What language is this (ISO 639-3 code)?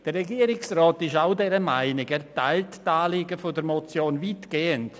gsw